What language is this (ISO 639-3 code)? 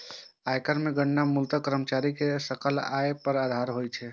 mai